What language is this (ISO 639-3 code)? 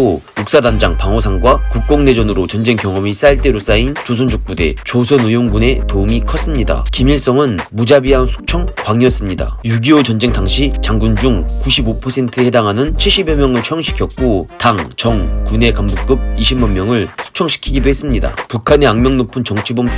kor